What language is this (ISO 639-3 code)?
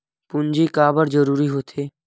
hne